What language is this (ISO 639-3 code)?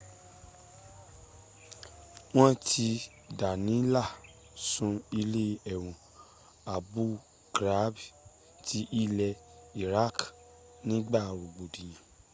yor